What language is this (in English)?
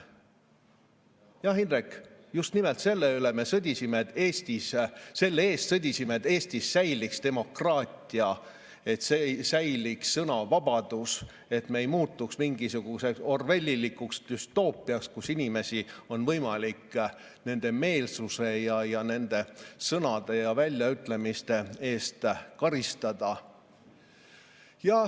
Estonian